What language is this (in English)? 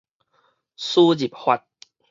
Min Nan Chinese